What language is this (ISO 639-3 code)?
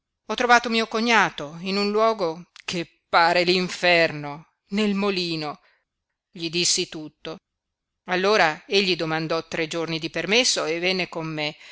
ita